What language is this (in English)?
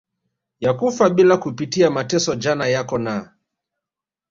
Swahili